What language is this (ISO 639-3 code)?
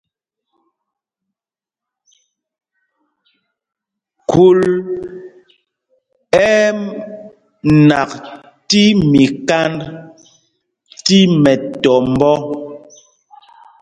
mgg